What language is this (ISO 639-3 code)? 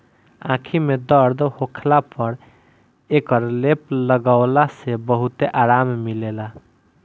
bho